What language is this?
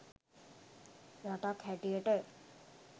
Sinhala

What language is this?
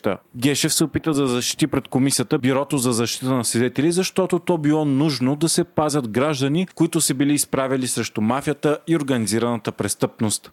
Bulgarian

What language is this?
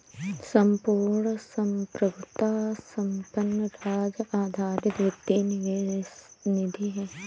Hindi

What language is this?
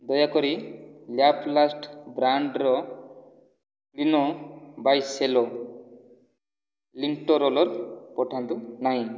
Odia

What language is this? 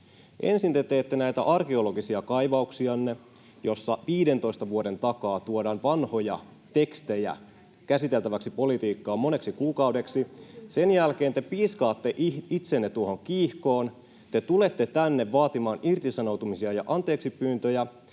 Finnish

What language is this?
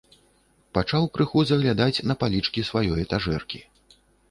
Belarusian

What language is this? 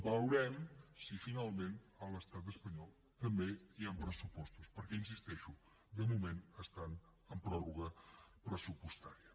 Catalan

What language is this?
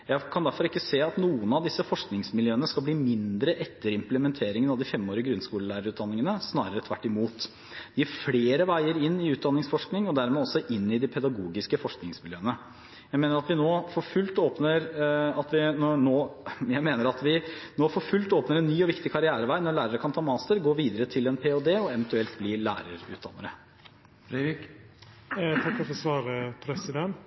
Norwegian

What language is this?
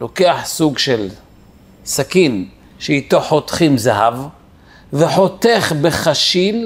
Hebrew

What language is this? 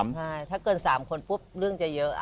Thai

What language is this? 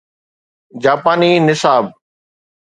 Sindhi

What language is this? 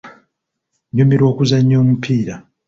Ganda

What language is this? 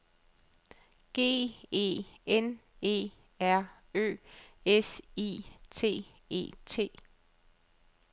Danish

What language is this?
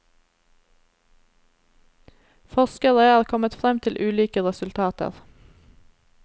Norwegian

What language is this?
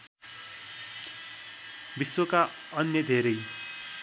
Nepali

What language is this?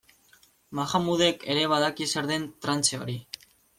Basque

